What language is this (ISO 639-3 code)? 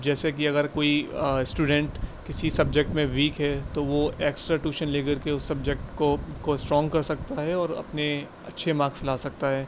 urd